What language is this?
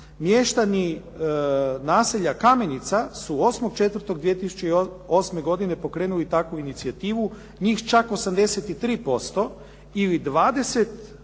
Croatian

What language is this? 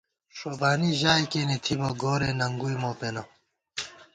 Gawar-Bati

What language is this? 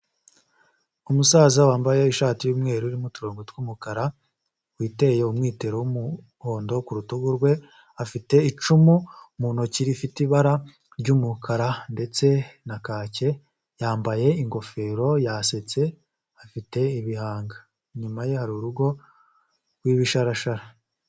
Kinyarwanda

